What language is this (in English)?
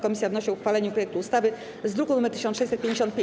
Polish